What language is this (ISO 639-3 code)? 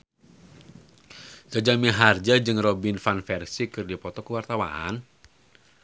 sun